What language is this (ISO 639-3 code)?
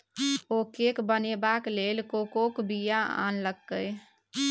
mai